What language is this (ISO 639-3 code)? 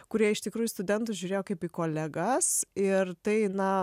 lit